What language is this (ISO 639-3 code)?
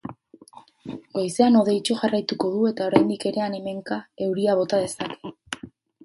eus